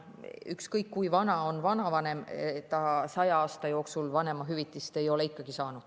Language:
Estonian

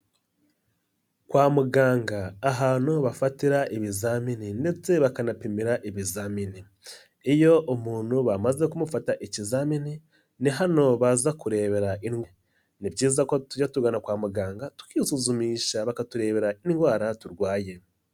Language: Kinyarwanda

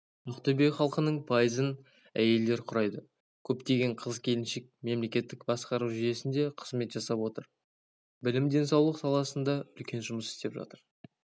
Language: Kazakh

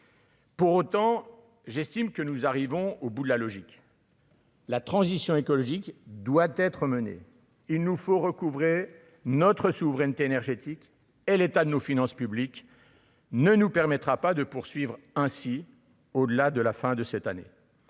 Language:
French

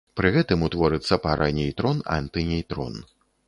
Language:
Belarusian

